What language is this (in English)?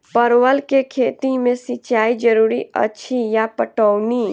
Maithili